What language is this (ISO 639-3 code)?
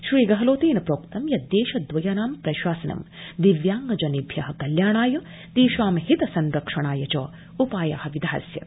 san